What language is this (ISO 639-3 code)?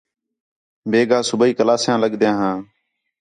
xhe